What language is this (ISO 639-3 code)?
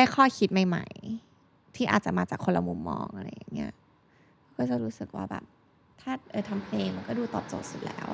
tha